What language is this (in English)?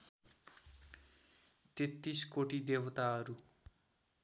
Nepali